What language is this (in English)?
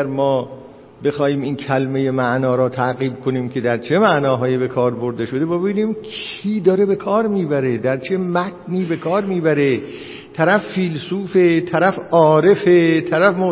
Persian